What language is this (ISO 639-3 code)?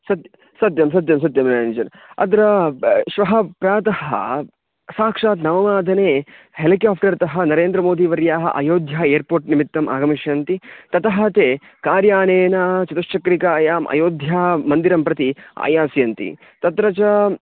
san